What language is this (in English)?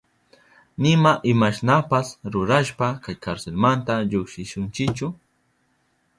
Southern Pastaza Quechua